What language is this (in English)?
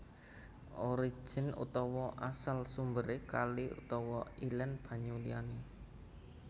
Javanese